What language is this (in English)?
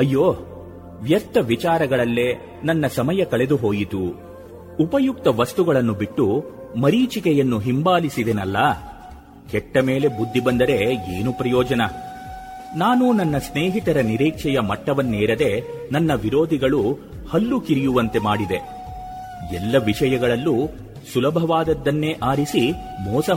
Kannada